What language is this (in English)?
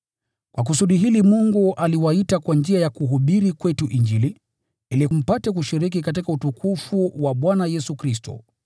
Swahili